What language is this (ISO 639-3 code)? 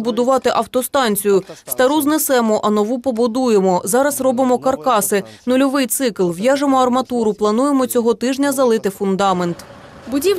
ukr